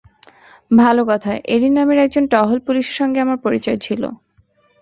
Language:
Bangla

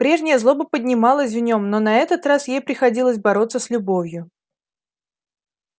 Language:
Russian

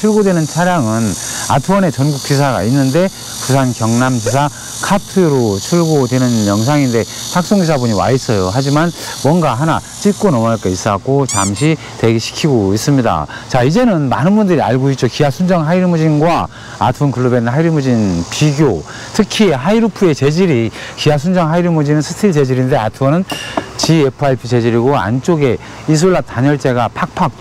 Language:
Korean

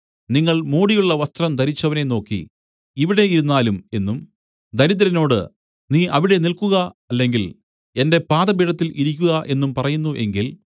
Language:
Malayalam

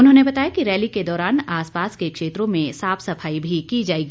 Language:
Hindi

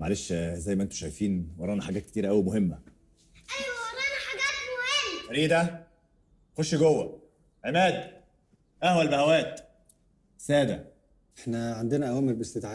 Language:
Arabic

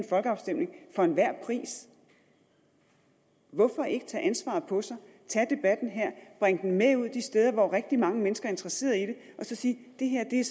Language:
Danish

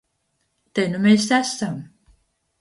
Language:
Latvian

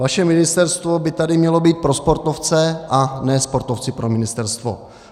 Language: Czech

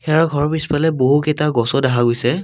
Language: Assamese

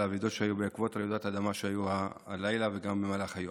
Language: Hebrew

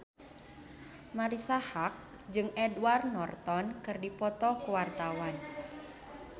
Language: Sundanese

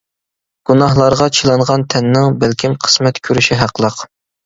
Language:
Uyghur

